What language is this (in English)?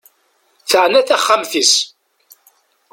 Kabyle